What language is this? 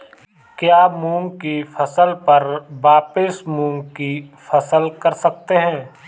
Hindi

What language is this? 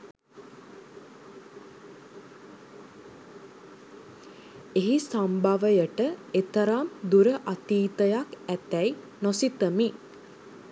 Sinhala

